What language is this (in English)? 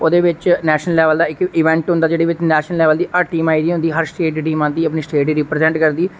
Dogri